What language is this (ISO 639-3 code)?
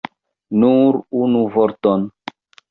epo